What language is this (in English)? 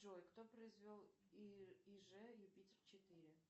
Russian